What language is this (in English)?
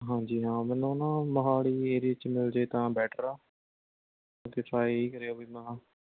Punjabi